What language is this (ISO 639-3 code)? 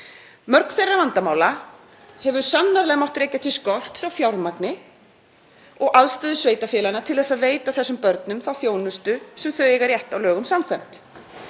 isl